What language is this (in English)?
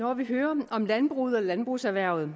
Danish